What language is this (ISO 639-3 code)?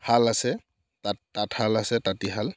asm